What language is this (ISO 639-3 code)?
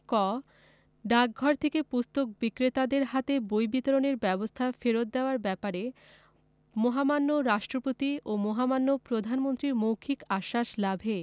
ben